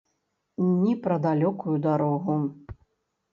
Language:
Belarusian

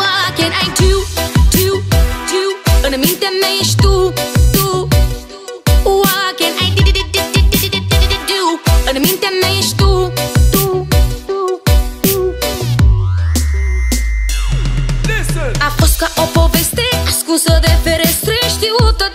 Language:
Romanian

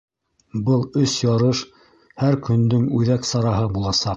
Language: Bashkir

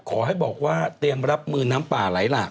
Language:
Thai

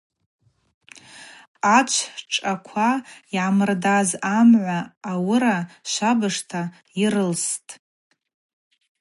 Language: Abaza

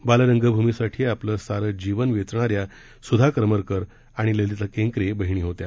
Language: Marathi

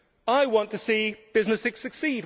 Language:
English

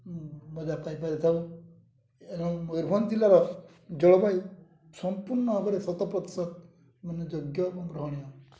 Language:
Odia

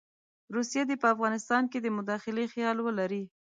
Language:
Pashto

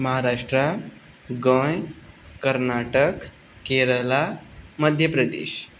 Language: Konkani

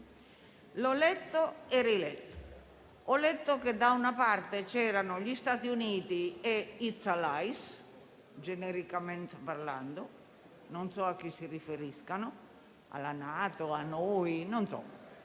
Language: Italian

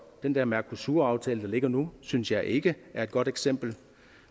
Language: Danish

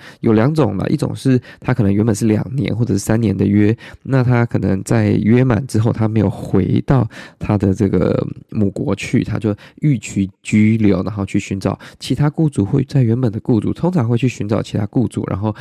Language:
Chinese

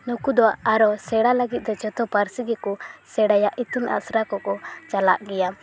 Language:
Santali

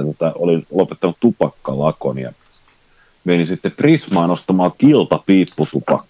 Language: Finnish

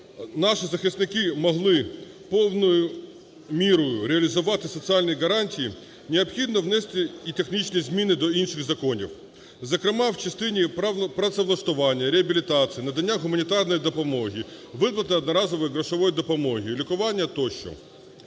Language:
Ukrainian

